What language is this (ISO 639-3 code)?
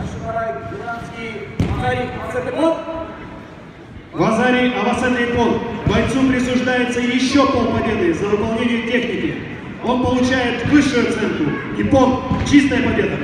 rus